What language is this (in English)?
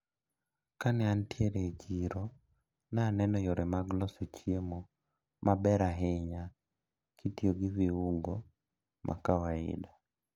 Luo (Kenya and Tanzania)